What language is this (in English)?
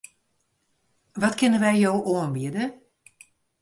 Western Frisian